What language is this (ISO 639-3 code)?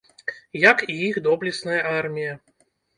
bel